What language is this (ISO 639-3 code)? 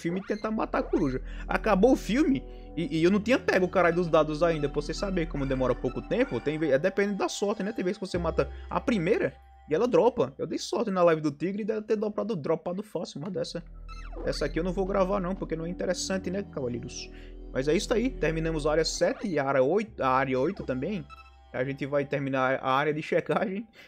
por